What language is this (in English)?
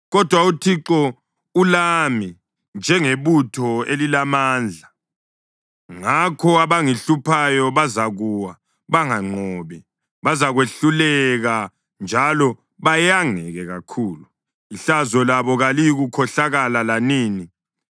North Ndebele